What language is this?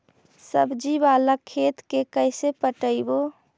Magahi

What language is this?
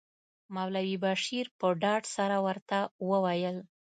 Pashto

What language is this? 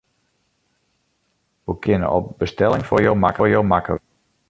Western Frisian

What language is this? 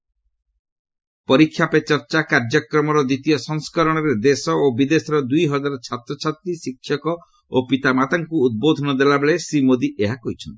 Odia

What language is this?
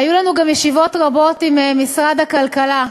Hebrew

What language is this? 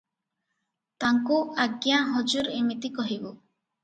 Odia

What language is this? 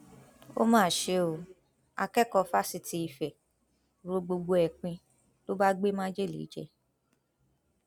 Yoruba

